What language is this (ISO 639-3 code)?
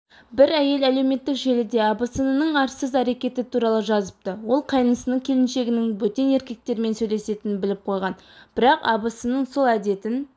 kaz